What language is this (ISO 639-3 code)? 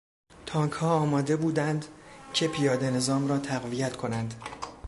fas